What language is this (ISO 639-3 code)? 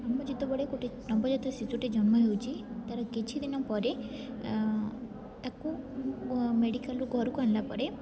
ori